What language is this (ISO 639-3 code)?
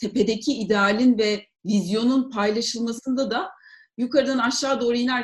tur